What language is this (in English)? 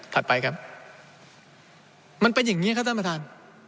Thai